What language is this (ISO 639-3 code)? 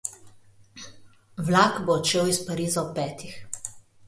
slv